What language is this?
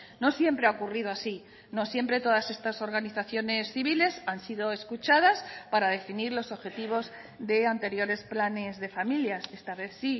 Spanish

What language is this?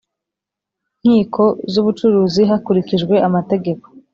Kinyarwanda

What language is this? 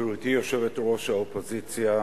Hebrew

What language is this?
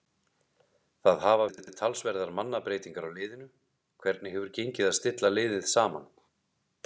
Icelandic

